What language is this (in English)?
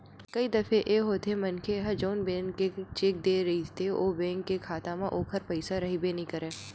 Chhattisgarhi